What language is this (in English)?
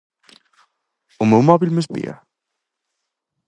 Galician